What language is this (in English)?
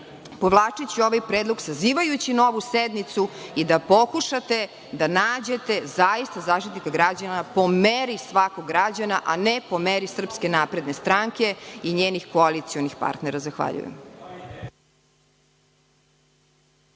Serbian